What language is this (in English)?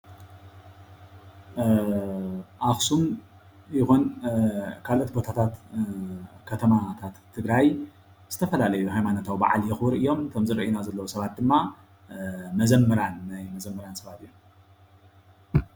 Tigrinya